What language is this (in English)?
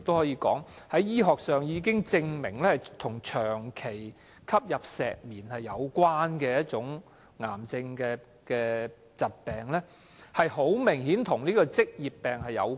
Cantonese